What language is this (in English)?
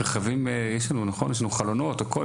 Hebrew